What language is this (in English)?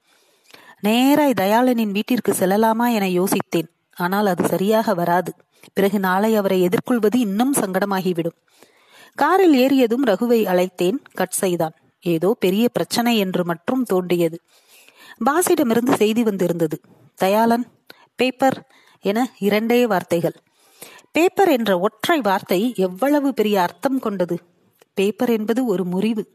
Tamil